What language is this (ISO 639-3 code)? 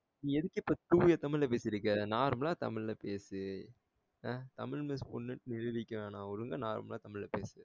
tam